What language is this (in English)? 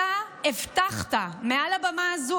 Hebrew